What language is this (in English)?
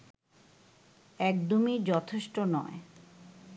Bangla